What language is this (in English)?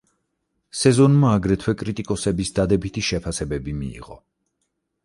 Georgian